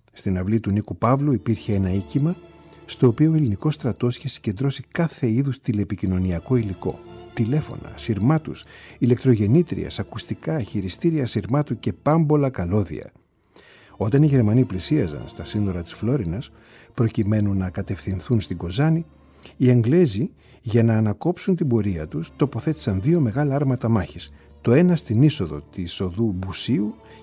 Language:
Greek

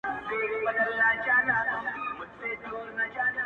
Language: Pashto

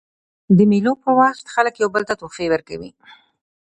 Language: Pashto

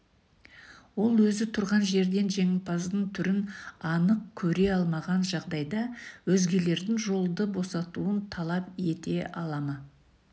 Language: Kazakh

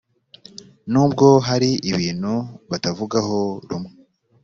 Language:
Kinyarwanda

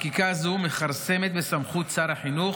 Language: Hebrew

